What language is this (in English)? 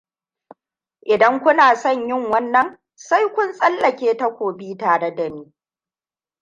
Hausa